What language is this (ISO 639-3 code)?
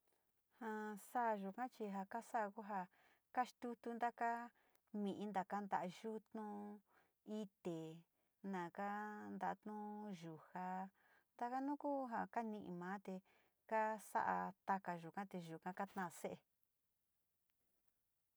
xti